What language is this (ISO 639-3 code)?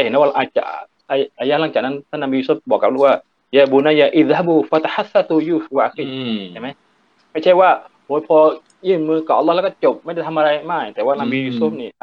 tha